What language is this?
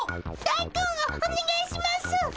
Japanese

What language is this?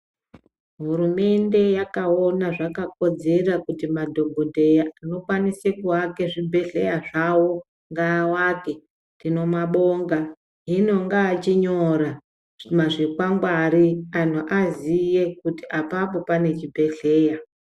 Ndau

